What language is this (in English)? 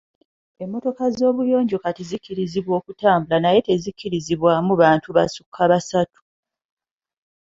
Ganda